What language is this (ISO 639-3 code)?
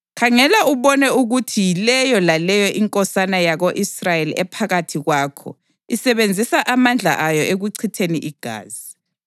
nde